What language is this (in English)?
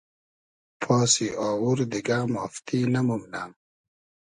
Hazaragi